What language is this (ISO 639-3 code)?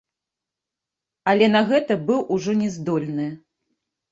bel